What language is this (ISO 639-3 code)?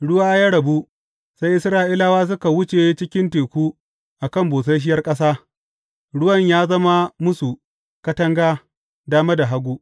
hau